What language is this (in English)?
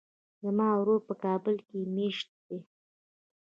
Pashto